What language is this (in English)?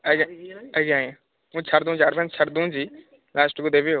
Odia